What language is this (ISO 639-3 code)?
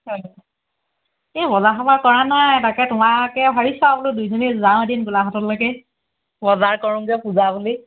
asm